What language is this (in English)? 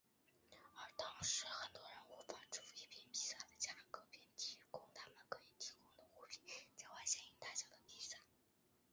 Chinese